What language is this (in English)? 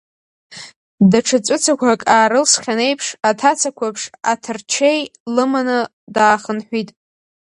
Abkhazian